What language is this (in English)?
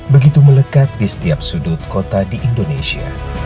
Indonesian